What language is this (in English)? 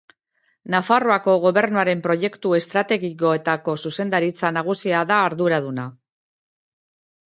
Basque